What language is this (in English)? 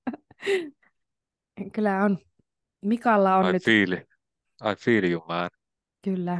Finnish